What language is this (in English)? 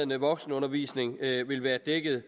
Danish